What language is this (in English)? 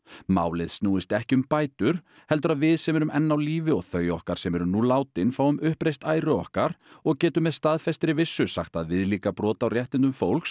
Icelandic